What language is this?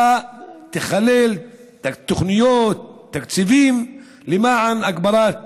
Hebrew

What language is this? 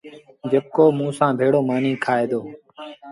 Sindhi Bhil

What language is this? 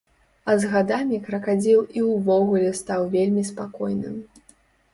Belarusian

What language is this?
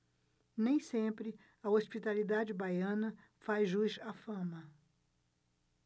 Portuguese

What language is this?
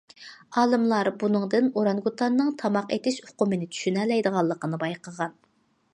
Uyghur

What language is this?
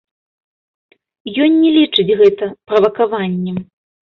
Belarusian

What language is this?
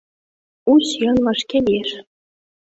Mari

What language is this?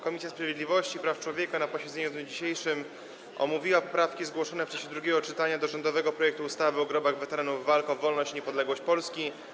Polish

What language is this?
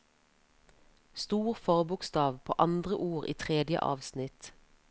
Norwegian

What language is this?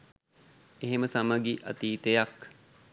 Sinhala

